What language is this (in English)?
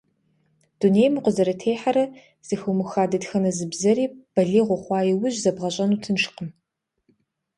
Kabardian